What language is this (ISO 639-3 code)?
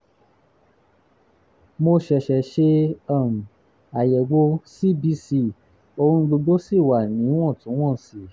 yor